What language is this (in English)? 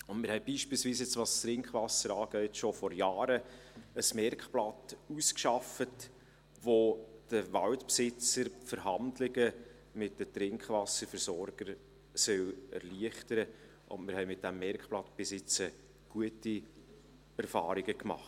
Swiss German